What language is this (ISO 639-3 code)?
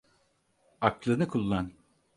tur